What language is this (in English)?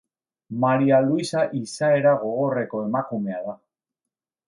Basque